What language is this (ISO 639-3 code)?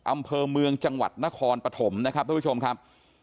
tha